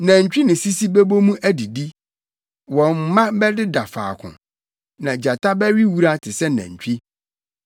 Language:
Akan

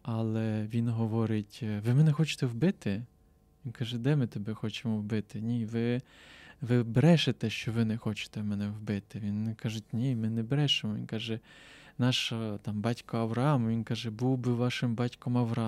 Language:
Ukrainian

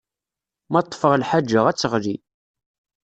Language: Kabyle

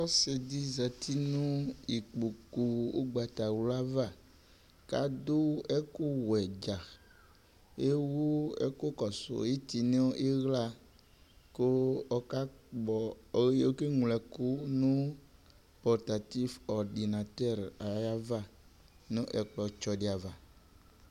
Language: Ikposo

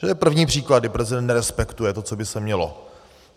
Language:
Czech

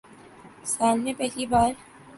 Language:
Urdu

